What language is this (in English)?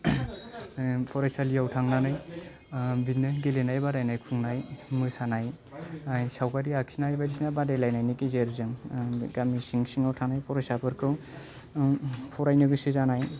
Bodo